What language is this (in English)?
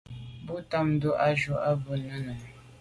Medumba